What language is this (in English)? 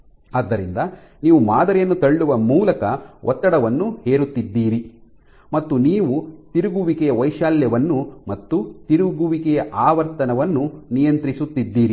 Kannada